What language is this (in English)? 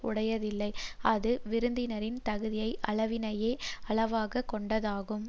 Tamil